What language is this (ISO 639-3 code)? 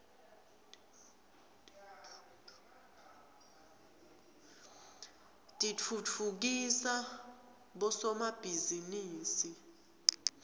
ssw